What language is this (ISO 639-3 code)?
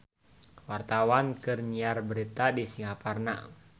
sun